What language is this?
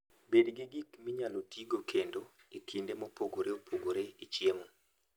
Luo (Kenya and Tanzania)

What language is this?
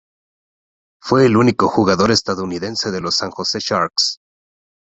Spanish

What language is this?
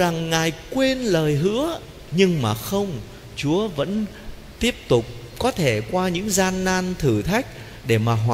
Vietnamese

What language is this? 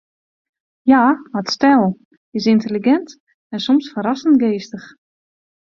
Western Frisian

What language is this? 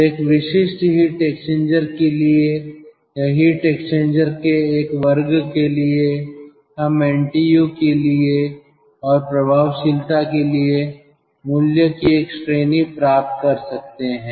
Hindi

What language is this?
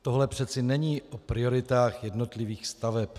Czech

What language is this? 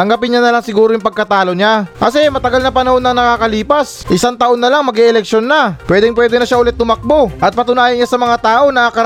Filipino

